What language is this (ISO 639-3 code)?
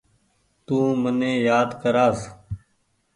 gig